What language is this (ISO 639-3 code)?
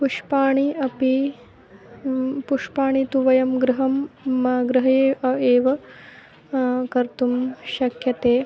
san